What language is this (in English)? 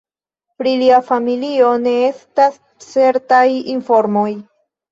Esperanto